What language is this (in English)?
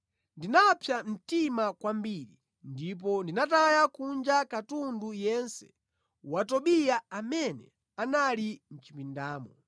Nyanja